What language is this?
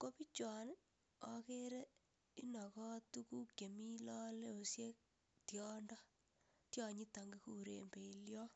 Kalenjin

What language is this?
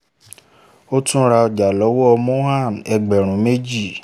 Yoruba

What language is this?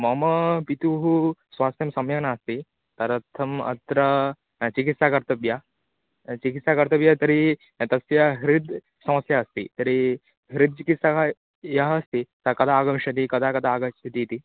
Sanskrit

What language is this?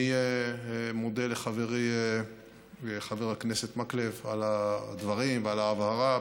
Hebrew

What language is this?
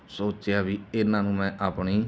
Punjabi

